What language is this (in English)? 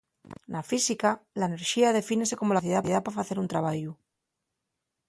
Asturian